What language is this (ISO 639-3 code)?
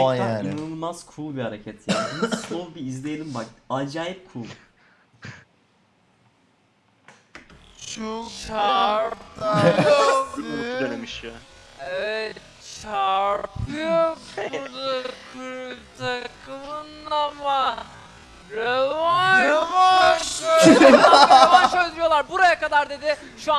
tur